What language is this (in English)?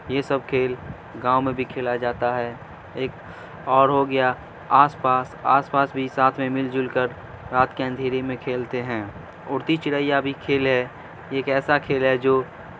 Urdu